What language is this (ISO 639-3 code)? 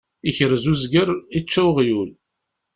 kab